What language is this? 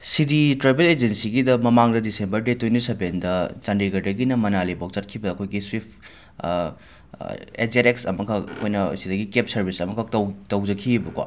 Manipuri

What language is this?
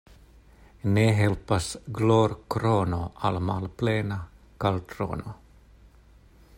Esperanto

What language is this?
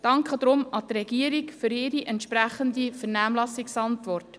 Swiss German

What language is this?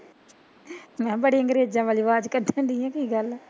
Punjabi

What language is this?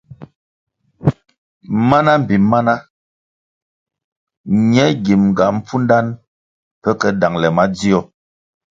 Kwasio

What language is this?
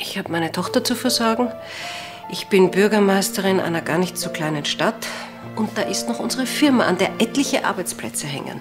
German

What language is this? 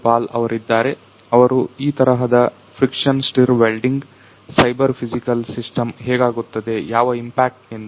Kannada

